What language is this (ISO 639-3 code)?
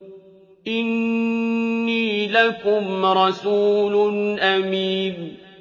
ara